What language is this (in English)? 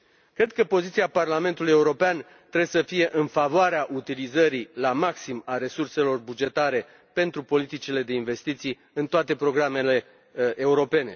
Romanian